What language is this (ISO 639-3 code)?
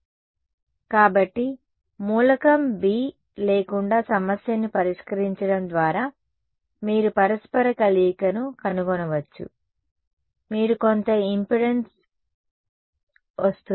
tel